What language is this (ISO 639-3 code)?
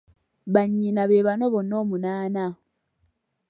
lug